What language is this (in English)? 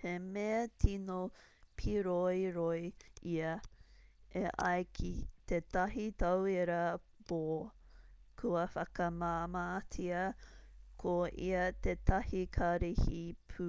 Māori